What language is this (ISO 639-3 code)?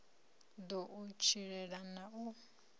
ven